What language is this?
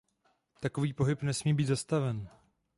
Czech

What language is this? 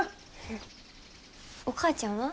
Japanese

